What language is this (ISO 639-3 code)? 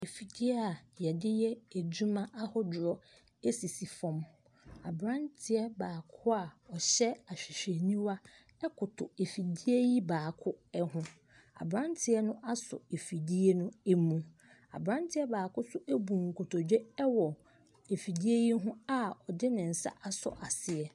aka